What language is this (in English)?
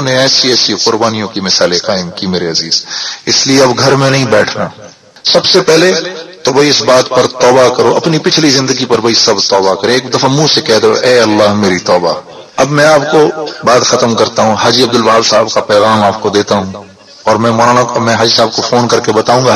Urdu